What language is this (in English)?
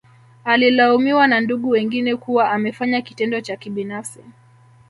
Swahili